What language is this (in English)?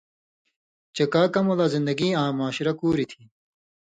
Indus Kohistani